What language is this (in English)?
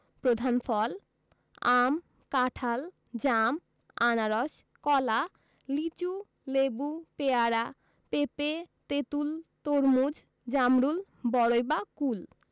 Bangla